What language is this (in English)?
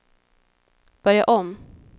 Swedish